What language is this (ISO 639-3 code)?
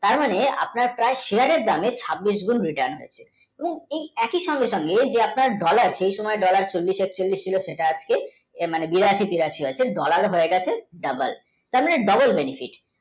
ben